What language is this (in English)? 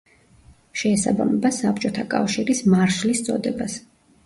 Georgian